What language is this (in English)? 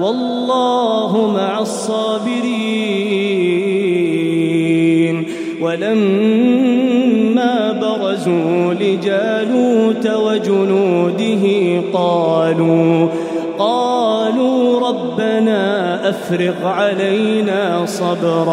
Arabic